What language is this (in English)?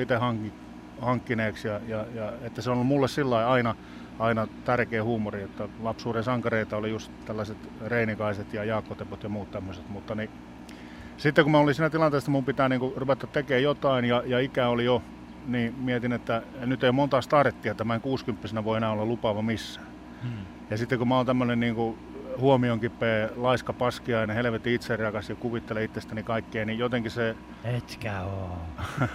Finnish